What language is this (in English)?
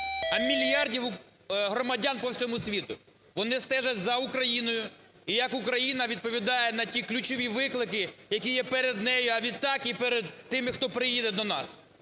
Ukrainian